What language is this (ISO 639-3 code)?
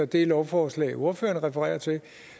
dan